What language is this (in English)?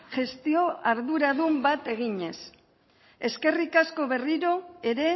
Basque